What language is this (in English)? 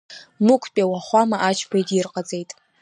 Abkhazian